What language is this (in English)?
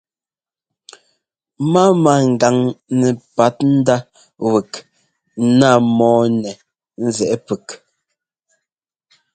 Ngomba